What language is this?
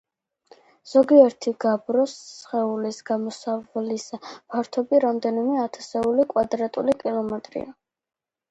Georgian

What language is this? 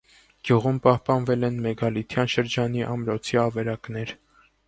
Armenian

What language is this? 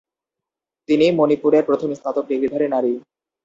Bangla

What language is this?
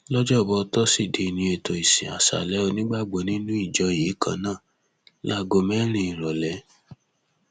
Yoruba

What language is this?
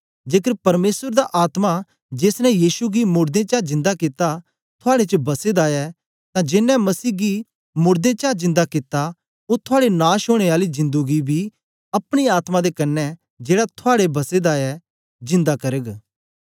Dogri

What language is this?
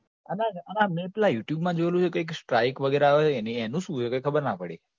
Gujarati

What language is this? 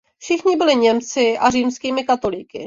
Czech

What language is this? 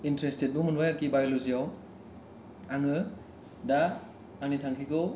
Bodo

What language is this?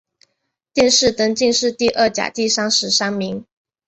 Chinese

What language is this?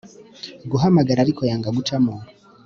Kinyarwanda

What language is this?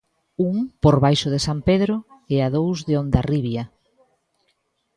Galician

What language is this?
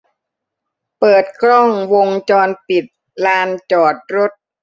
Thai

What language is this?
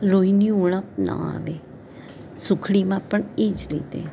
Gujarati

